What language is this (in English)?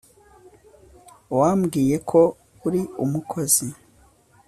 Kinyarwanda